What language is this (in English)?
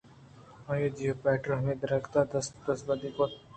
Eastern Balochi